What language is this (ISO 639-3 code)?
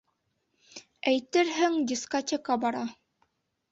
bak